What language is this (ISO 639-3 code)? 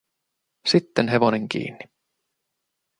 fin